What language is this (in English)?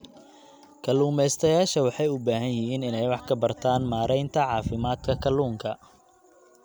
Somali